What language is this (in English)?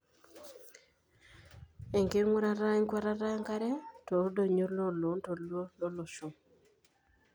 Masai